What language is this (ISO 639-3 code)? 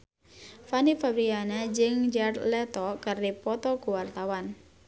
sun